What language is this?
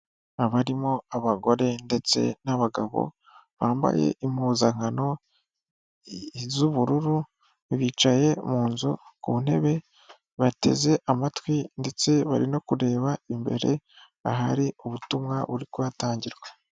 Kinyarwanda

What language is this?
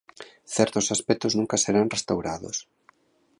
Galician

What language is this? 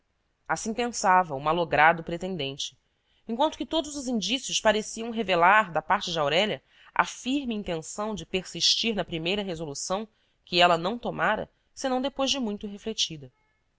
Portuguese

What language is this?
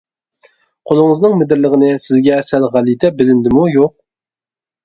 Uyghur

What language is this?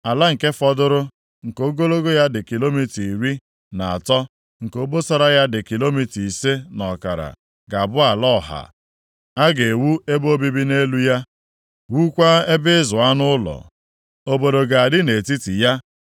Igbo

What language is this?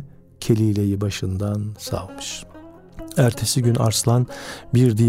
Turkish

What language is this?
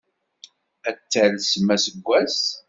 Kabyle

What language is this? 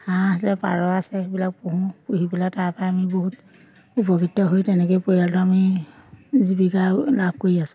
Assamese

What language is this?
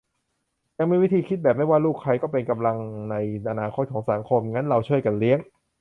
Thai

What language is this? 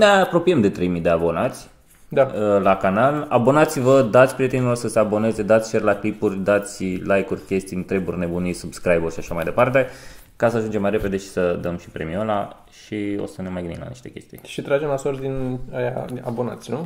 Romanian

